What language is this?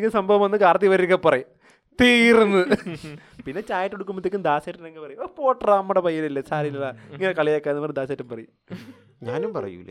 Malayalam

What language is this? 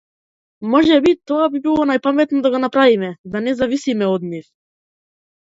Macedonian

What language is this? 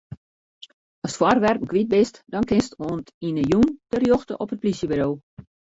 Western Frisian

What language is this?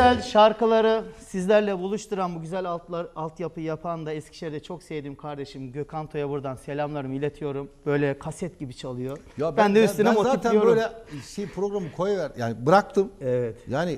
Turkish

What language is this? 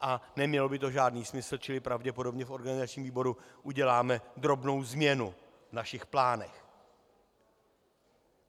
Czech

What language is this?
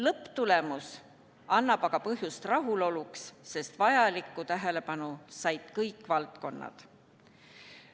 Estonian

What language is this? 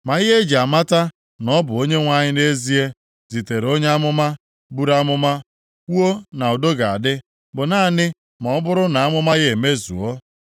Igbo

